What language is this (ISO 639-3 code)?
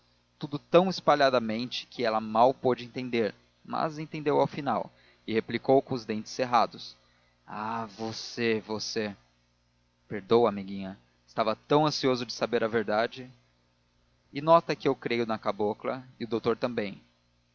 por